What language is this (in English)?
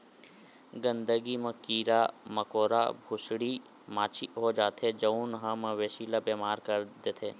Chhattisgarhi